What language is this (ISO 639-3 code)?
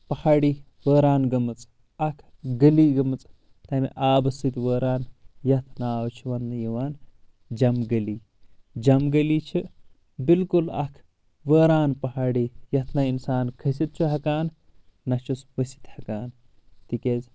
kas